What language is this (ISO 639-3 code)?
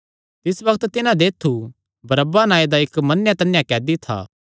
xnr